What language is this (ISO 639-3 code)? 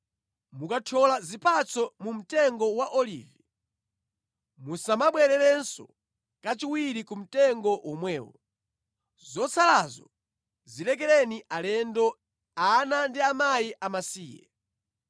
nya